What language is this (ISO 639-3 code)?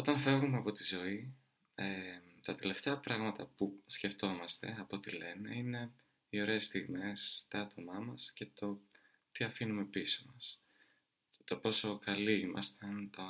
ell